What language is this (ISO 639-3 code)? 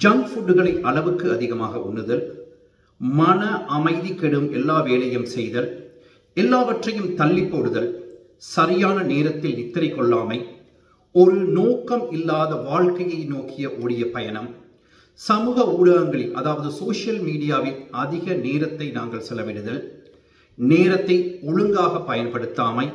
tam